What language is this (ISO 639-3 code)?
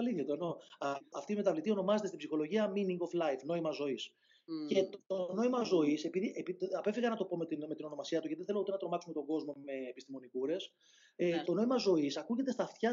ell